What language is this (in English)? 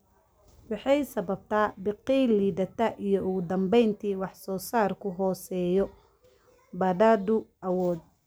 Somali